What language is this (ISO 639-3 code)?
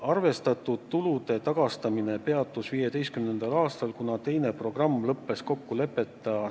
est